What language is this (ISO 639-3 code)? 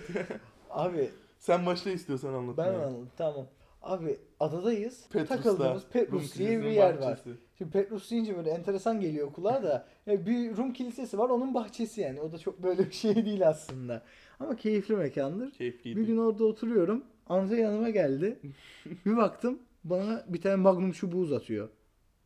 tur